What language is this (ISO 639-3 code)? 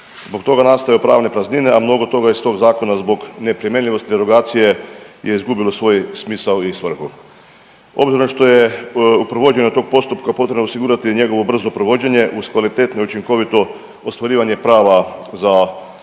hrv